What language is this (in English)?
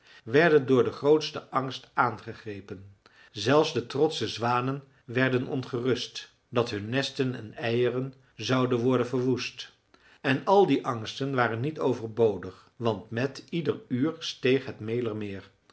Dutch